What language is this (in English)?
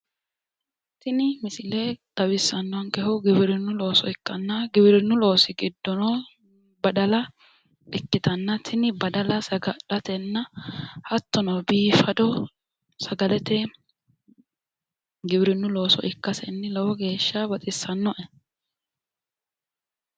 Sidamo